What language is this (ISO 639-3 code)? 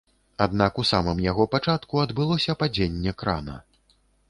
bel